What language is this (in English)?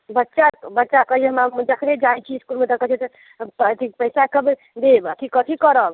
Maithili